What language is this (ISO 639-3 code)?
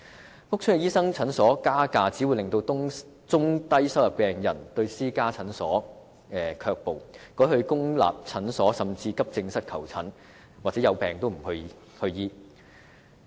yue